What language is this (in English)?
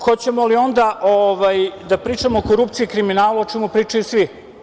Serbian